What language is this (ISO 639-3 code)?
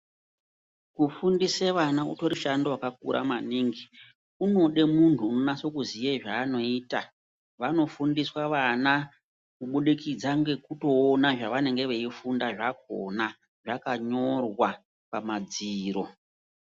ndc